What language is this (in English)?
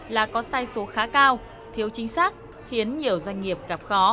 Vietnamese